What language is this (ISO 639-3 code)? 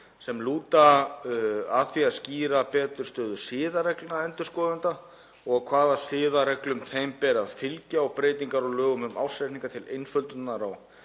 isl